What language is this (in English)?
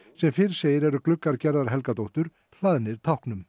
Icelandic